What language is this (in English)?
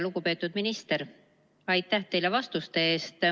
Estonian